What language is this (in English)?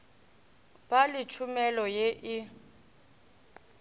Northern Sotho